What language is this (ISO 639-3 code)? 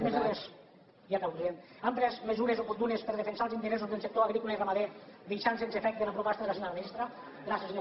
cat